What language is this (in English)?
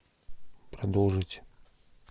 Russian